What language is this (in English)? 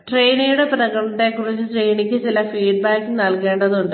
Malayalam